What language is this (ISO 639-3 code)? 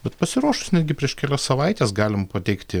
lit